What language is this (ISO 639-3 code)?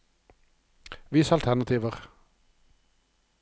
nor